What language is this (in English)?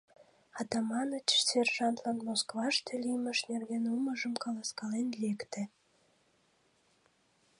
Mari